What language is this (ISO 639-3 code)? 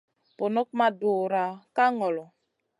mcn